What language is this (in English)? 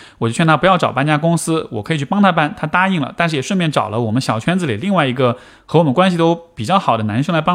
Chinese